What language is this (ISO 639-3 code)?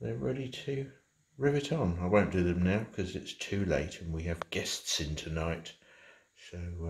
eng